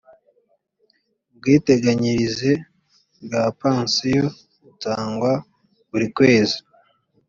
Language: Kinyarwanda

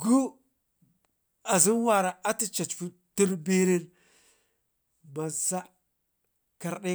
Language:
Ngizim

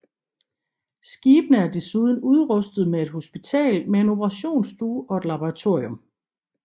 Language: Danish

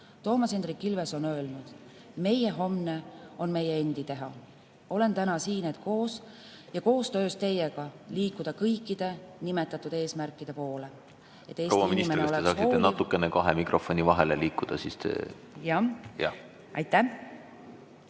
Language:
Estonian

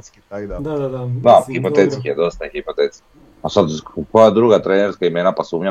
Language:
Croatian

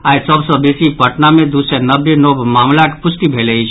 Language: Maithili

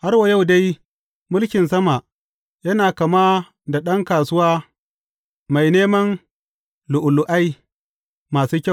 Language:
Hausa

